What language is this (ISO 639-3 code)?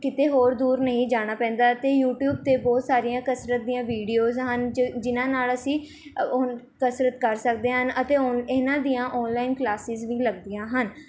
pan